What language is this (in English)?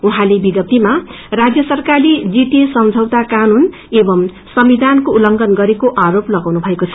Nepali